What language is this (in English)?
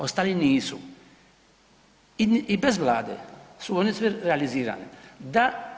Croatian